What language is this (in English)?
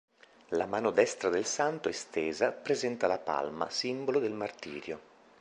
Italian